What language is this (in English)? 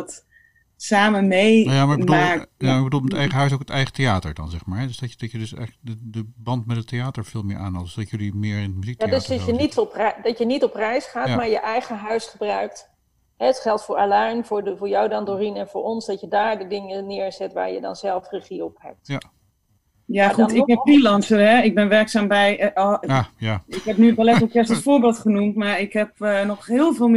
Dutch